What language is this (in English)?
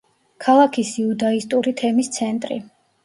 Georgian